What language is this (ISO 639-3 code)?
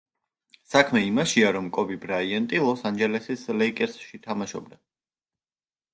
kat